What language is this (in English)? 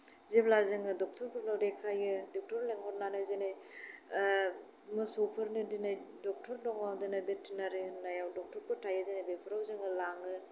Bodo